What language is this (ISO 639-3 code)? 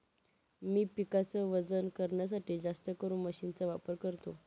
mar